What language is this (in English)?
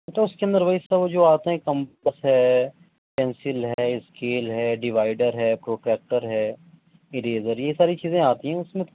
Urdu